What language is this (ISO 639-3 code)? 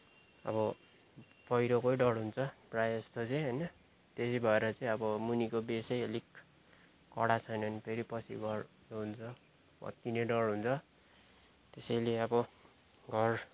nep